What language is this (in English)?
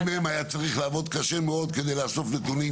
Hebrew